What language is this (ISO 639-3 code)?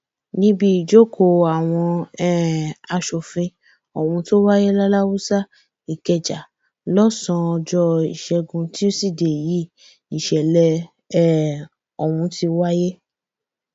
yor